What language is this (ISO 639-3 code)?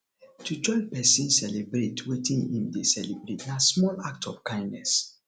pcm